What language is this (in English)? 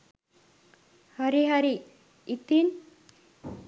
Sinhala